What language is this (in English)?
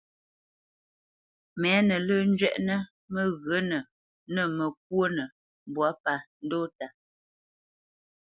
Bamenyam